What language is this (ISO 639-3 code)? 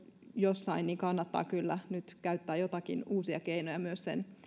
fin